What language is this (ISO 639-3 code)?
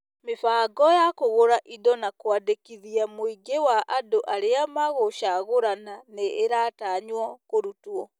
kik